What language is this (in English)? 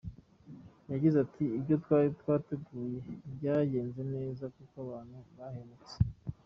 Kinyarwanda